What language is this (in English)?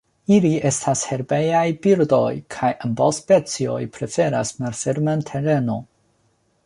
Esperanto